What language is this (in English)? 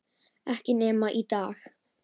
Icelandic